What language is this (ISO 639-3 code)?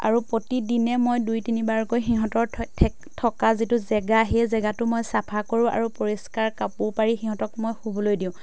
asm